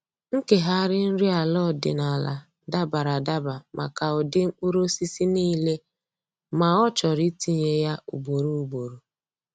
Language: Igbo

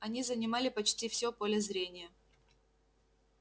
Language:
Russian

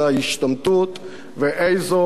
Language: Hebrew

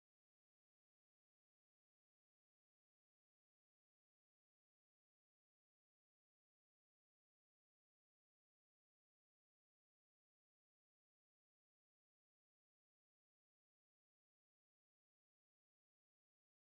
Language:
Indonesian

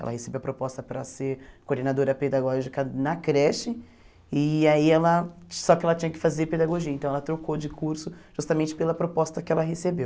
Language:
Portuguese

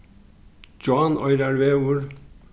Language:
Faroese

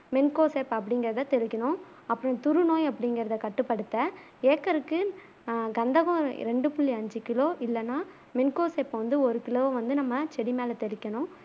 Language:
Tamil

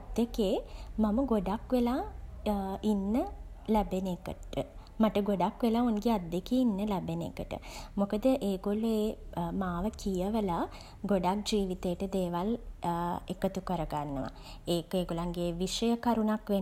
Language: Sinhala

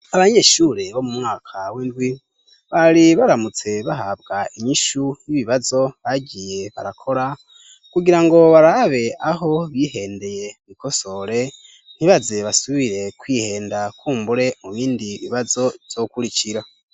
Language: Rundi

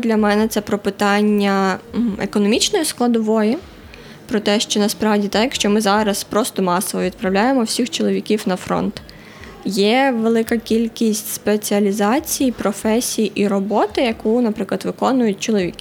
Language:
Ukrainian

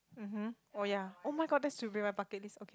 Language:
English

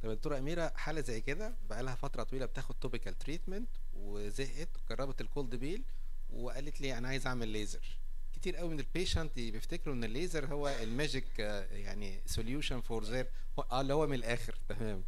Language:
Arabic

